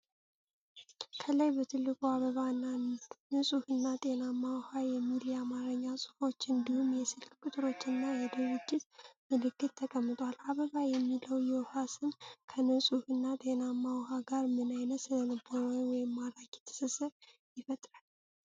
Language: Amharic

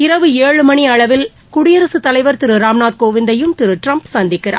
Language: Tamil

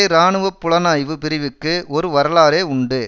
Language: Tamil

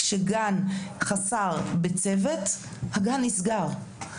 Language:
Hebrew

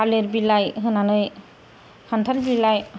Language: Bodo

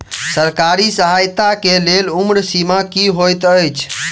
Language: Maithili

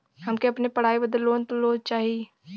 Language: Bhojpuri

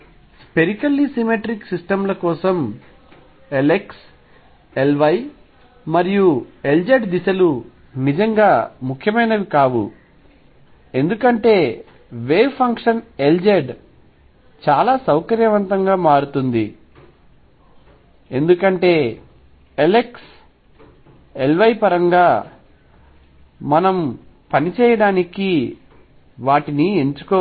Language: Telugu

